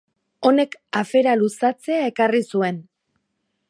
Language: Basque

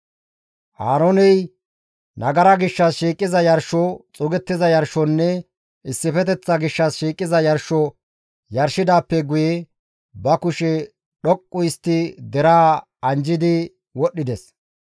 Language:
Gamo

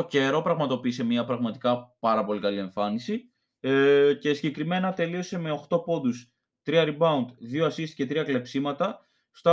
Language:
Greek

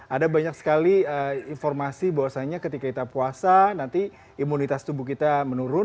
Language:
Indonesian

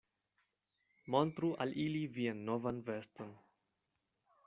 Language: Esperanto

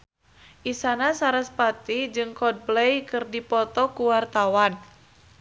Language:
Sundanese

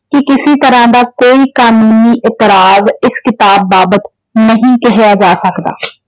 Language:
Punjabi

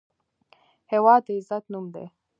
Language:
Pashto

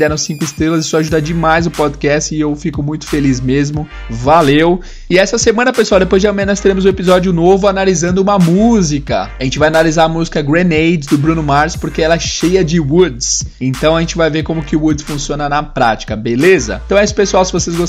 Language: Portuguese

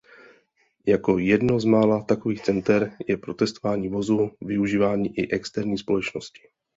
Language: Czech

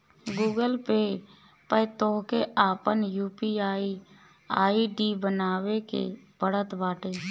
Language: Bhojpuri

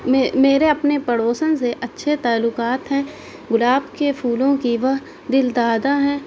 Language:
Urdu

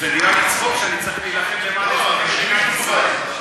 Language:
Hebrew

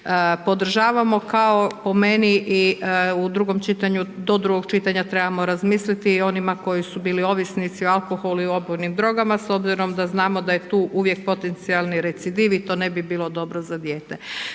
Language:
Croatian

